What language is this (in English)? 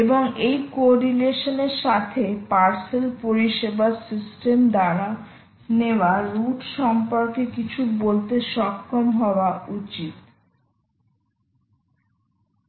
Bangla